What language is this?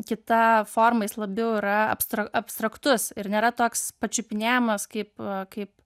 Lithuanian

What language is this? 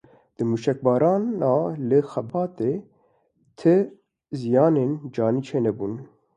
Kurdish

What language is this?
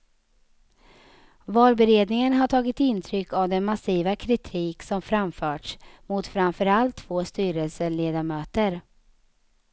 Swedish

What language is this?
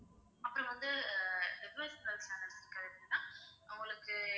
Tamil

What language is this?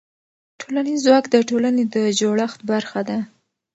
Pashto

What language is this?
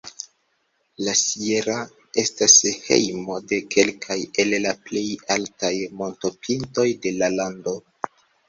Esperanto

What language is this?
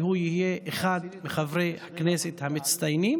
Hebrew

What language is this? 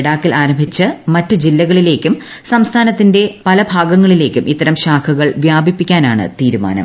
Malayalam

